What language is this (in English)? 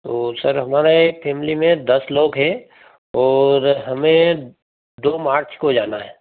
Hindi